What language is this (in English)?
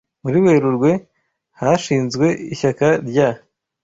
Kinyarwanda